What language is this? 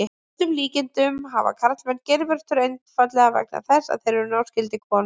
Icelandic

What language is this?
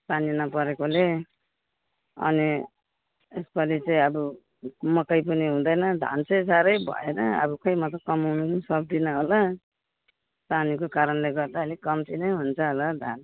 Nepali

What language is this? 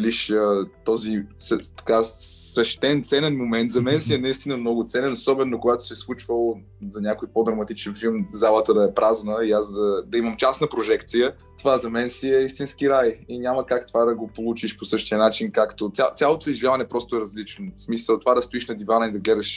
Bulgarian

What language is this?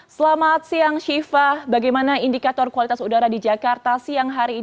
Indonesian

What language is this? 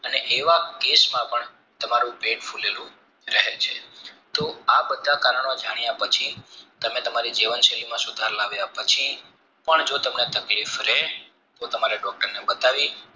Gujarati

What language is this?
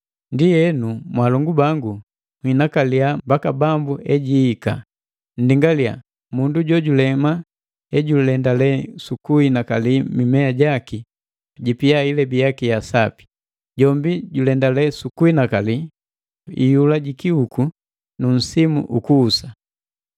Matengo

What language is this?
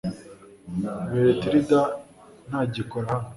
Kinyarwanda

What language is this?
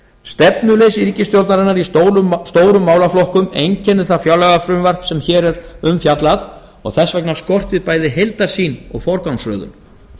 Icelandic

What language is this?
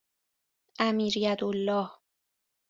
Persian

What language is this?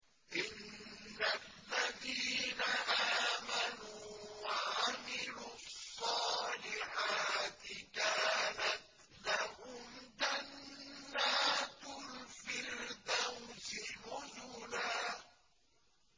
Arabic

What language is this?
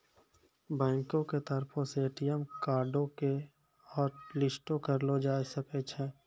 Maithili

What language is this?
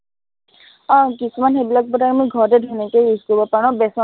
Assamese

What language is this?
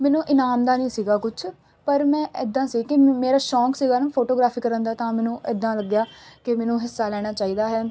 Punjabi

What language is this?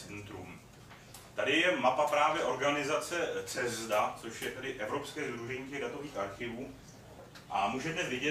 Czech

